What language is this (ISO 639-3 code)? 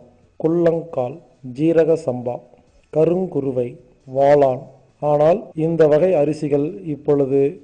tur